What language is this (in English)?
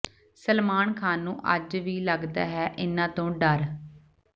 Punjabi